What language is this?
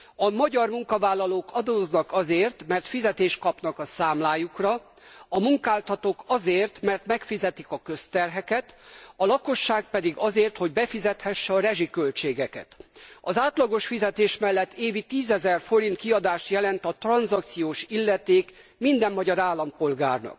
Hungarian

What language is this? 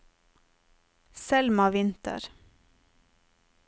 Norwegian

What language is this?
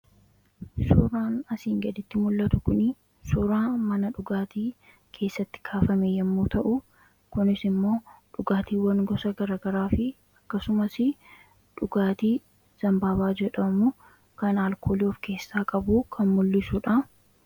Oromo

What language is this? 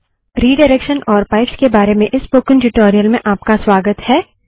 Hindi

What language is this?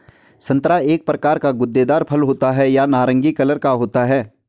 Hindi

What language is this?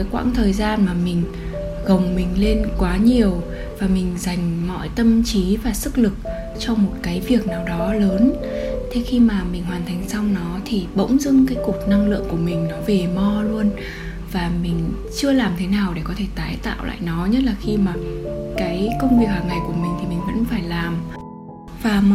Vietnamese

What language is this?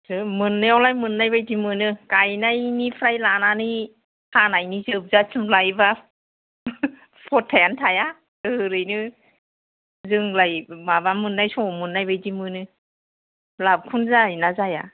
Bodo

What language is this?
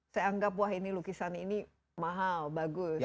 Indonesian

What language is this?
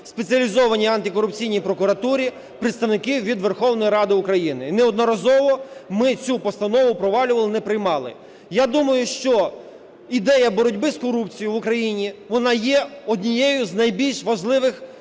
Ukrainian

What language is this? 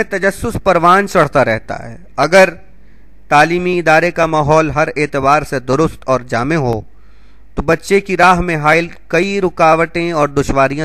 Hindi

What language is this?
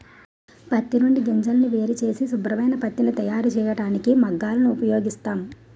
Telugu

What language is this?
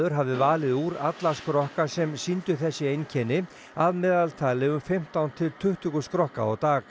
Icelandic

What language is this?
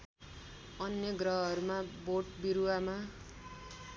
Nepali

